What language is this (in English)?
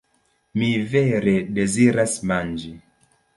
Esperanto